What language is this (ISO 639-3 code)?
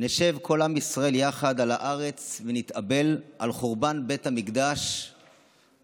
heb